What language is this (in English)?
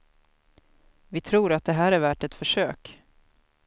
Swedish